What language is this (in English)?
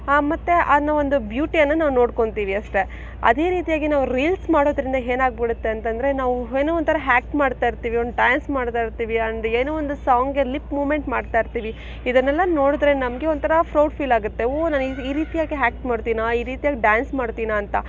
Kannada